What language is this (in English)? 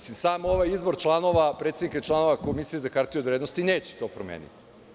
Serbian